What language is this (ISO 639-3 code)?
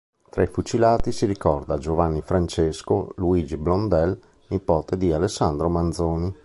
ita